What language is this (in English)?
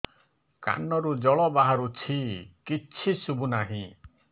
Odia